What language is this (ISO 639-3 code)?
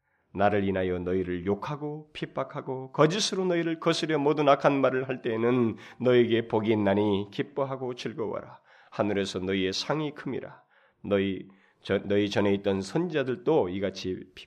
kor